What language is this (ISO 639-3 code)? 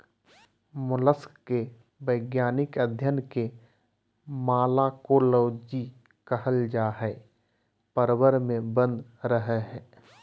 mag